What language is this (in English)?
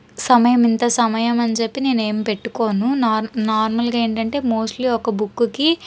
Telugu